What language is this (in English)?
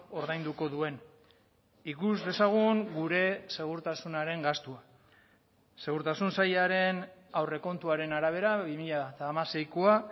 Basque